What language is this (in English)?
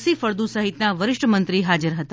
Gujarati